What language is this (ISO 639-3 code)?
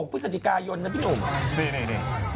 tha